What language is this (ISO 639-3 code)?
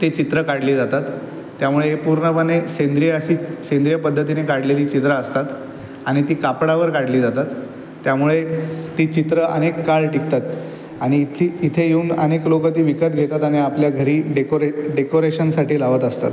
mar